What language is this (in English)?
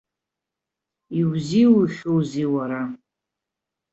Abkhazian